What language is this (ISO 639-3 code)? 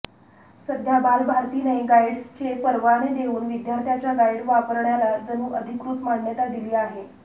mar